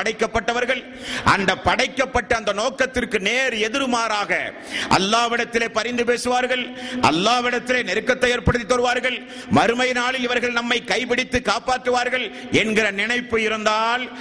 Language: Tamil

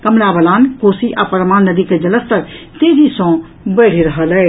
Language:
Maithili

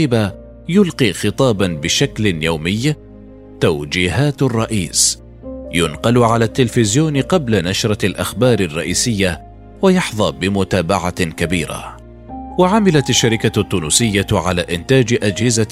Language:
Arabic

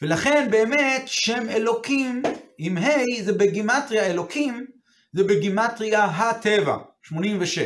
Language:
Hebrew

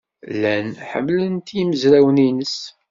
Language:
Kabyle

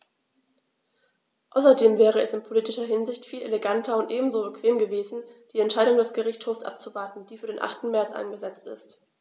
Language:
German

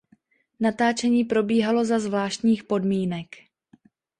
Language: Czech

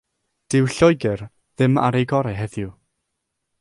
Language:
Welsh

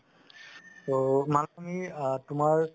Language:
Assamese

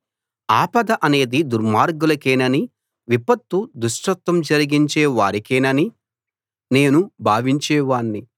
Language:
Telugu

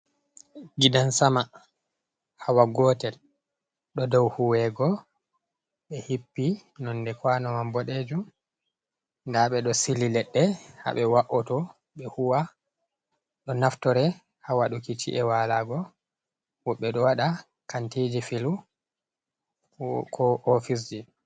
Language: Fula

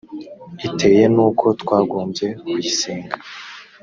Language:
Kinyarwanda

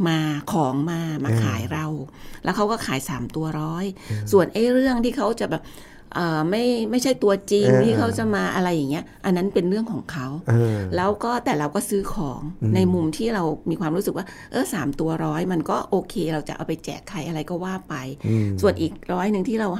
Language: Thai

